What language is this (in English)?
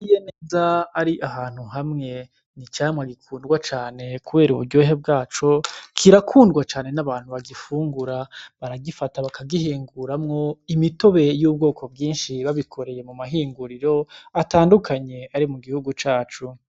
Rundi